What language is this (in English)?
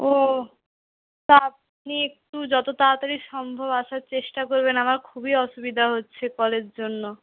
Bangla